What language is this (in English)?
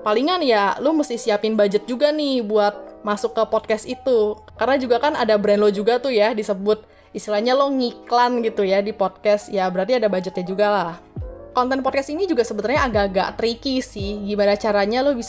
Indonesian